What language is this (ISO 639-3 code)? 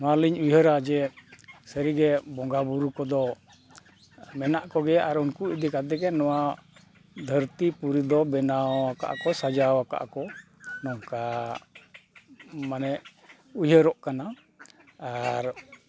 sat